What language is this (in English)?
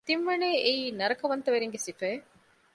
Divehi